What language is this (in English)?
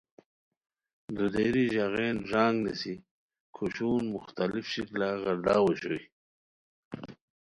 Khowar